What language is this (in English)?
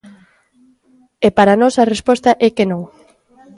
Galician